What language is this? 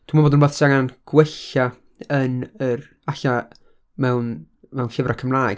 Welsh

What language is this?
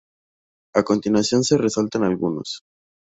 Spanish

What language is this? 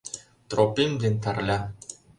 Mari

